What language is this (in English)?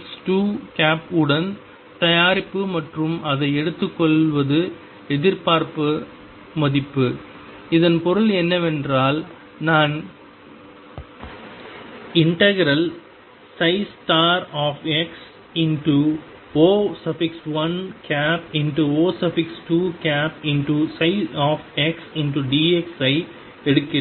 Tamil